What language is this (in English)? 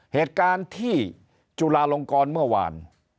Thai